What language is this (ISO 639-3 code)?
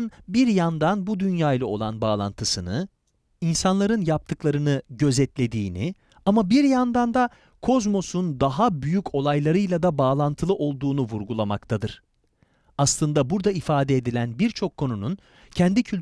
tur